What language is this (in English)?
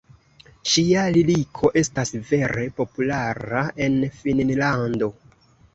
Esperanto